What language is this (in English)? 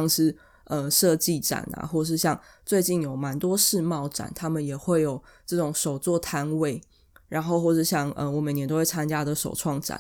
Chinese